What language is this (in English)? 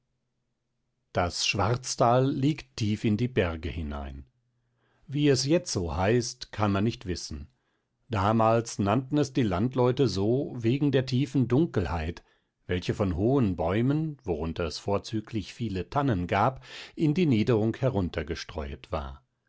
German